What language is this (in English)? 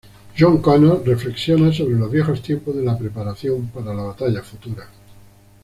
Spanish